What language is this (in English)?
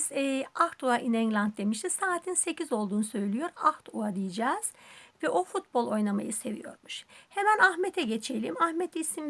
Turkish